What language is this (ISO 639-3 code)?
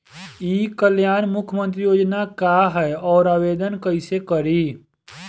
bho